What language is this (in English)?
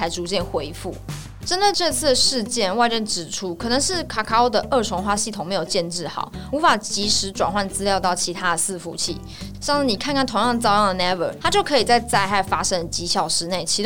Chinese